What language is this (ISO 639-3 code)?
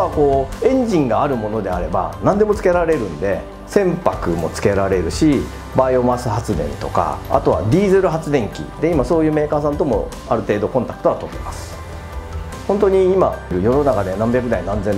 jpn